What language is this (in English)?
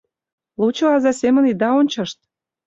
Mari